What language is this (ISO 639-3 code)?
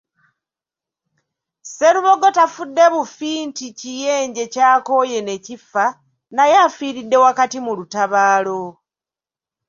lug